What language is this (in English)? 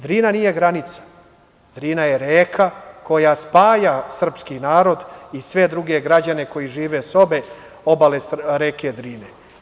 Serbian